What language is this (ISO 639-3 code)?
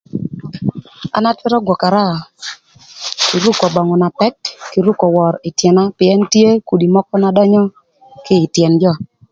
lth